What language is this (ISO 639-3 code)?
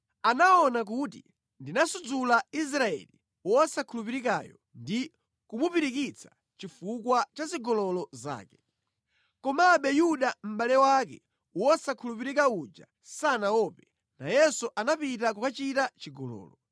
nya